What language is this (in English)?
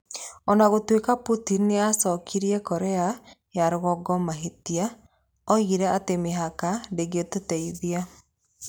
Kikuyu